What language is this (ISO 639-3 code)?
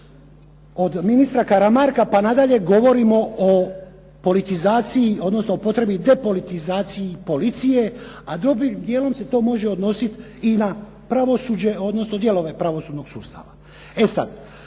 hrv